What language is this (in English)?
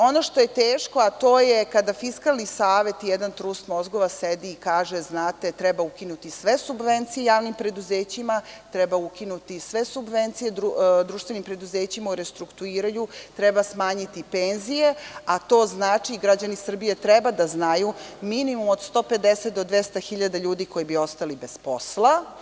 Serbian